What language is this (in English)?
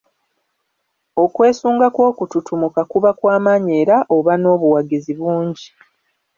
Ganda